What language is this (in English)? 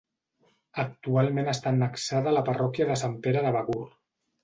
Catalan